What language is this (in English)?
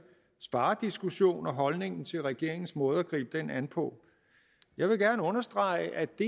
Danish